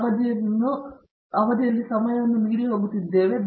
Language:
Kannada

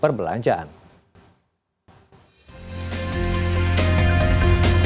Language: Indonesian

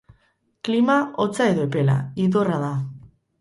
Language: Basque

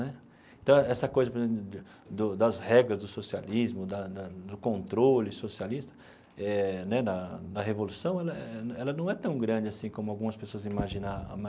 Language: Portuguese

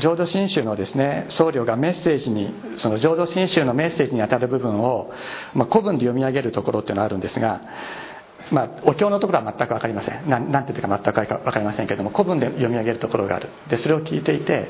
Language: Japanese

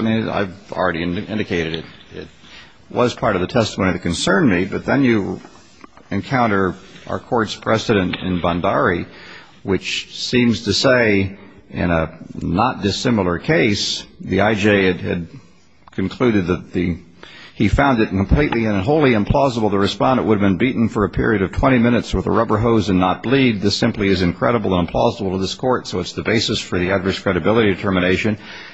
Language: English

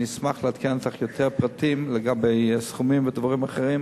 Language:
Hebrew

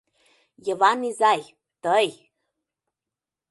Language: Mari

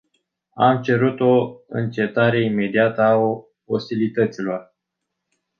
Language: Romanian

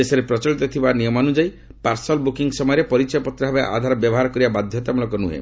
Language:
Odia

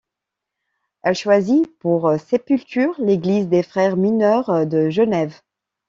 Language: French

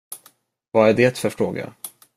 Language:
Swedish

